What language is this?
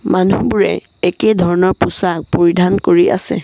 Assamese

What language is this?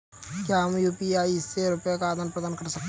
Hindi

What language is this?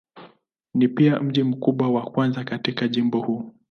Swahili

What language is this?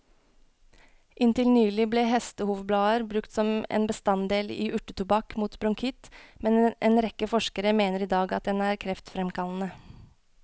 Norwegian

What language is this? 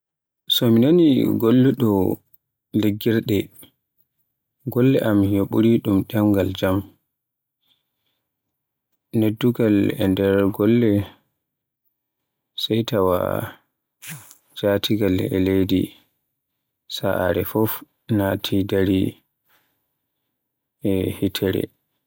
Borgu Fulfulde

